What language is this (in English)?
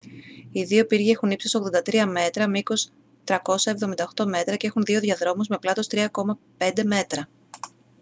Greek